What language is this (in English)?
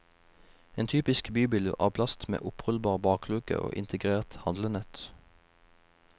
Norwegian